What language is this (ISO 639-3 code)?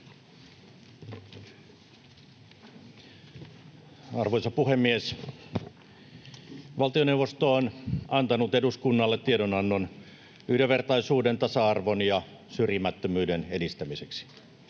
fin